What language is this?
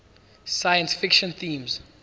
English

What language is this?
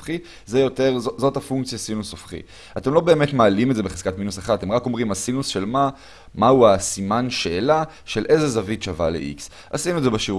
Hebrew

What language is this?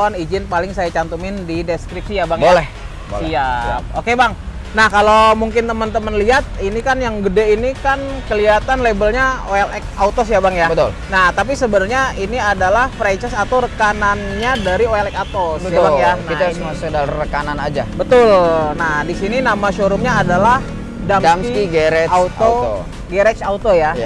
Indonesian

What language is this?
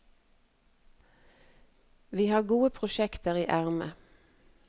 Norwegian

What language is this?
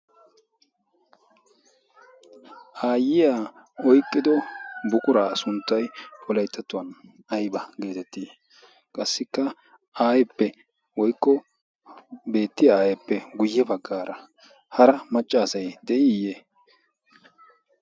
Wolaytta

